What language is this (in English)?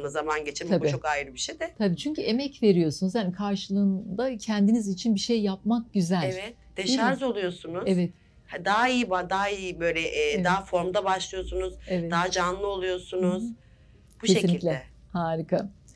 Turkish